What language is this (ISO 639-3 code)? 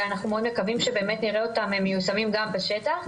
heb